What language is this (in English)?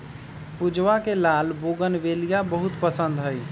Magahi